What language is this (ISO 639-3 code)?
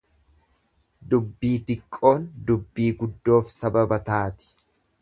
orm